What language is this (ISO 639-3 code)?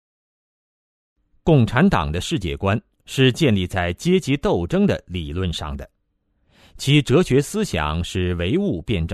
zho